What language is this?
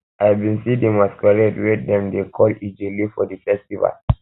Nigerian Pidgin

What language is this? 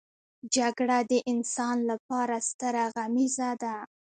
Pashto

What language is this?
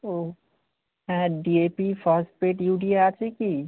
Bangla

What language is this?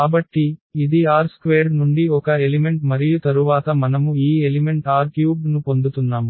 Telugu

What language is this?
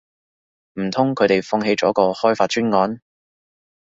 Cantonese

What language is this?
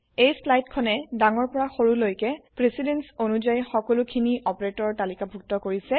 Assamese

